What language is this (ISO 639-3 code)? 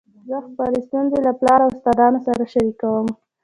pus